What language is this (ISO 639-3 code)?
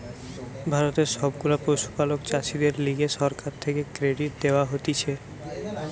ben